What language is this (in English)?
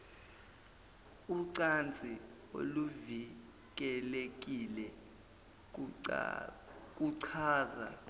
Zulu